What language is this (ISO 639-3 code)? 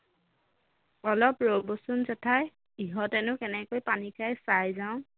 asm